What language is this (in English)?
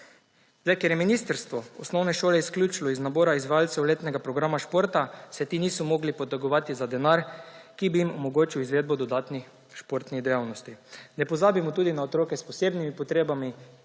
Slovenian